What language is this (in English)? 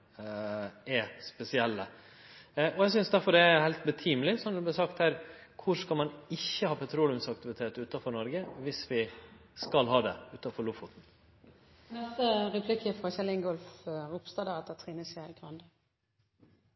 Norwegian